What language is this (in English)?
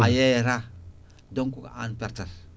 Fula